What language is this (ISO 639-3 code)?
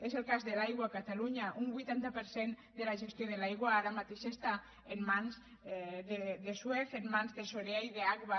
cat